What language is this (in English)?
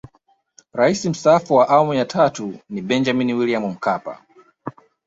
Swahili